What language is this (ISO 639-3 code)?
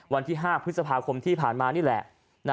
tha